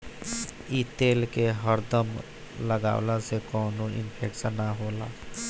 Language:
Bhojpuri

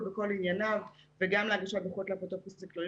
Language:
Hebrew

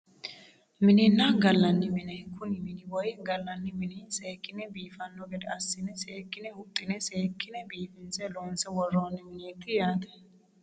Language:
Sidamo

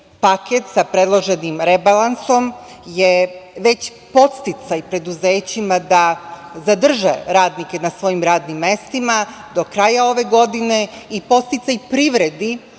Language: Serbian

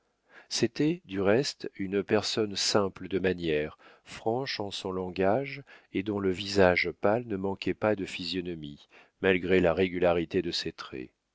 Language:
French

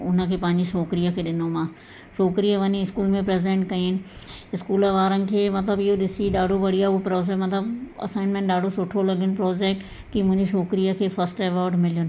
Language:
Sindhi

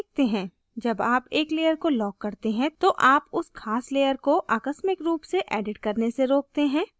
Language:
Hindi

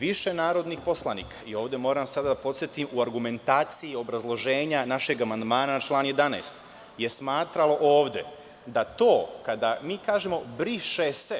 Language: Serbian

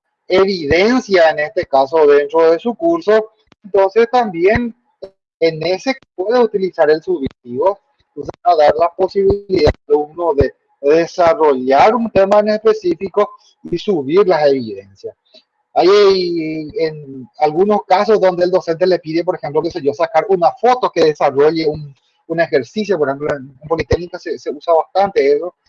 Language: Spanish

